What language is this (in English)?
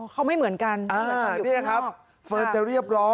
Thai